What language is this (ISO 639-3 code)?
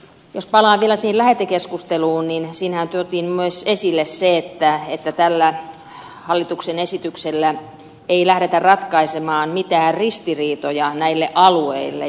fin